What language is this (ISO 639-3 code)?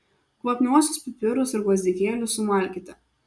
lit